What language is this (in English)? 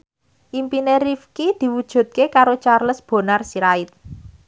Javanese